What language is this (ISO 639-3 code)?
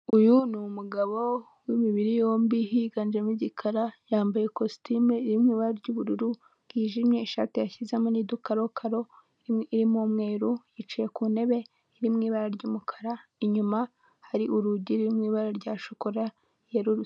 kin